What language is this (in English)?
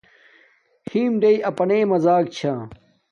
Domaaki